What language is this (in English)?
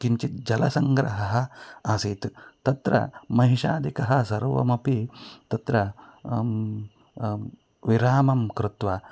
Sanskrit